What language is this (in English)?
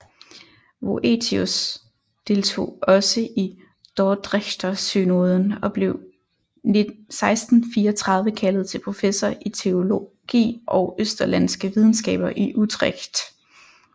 Danish